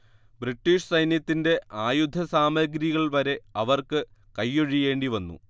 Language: Malayalam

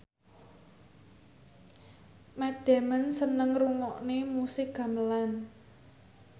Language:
Javanese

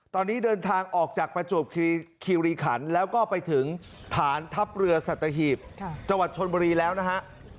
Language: Thai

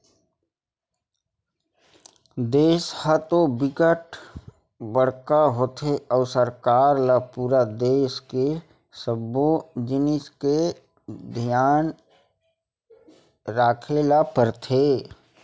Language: Chhattisgarhi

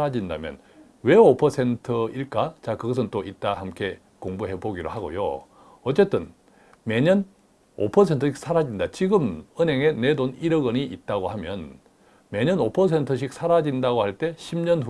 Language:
Korean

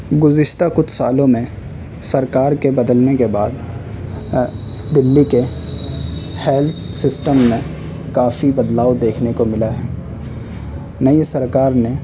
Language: Urdu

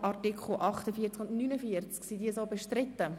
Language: Swiss German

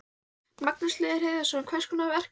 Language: Icelandic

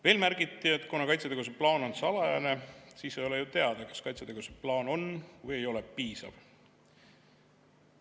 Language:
Estonian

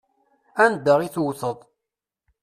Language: Kabyle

